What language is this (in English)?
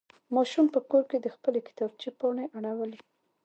Pashto